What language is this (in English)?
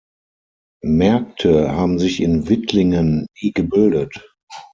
German